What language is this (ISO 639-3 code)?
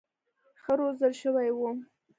pus